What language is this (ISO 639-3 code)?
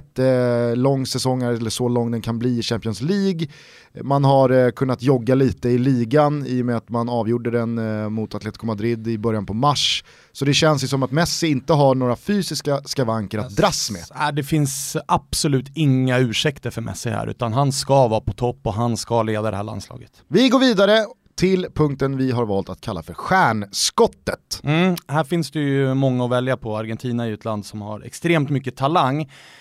swe